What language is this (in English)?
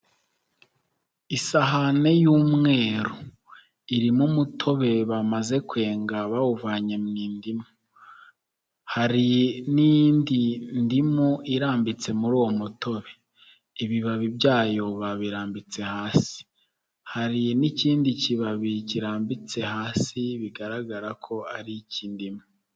Kinyarwanda